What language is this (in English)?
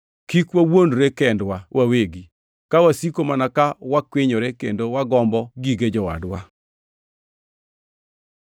Luo (Kenya and Tanzania)